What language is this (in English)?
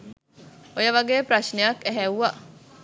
Sinhala